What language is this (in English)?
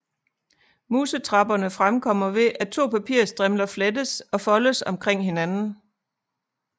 Danish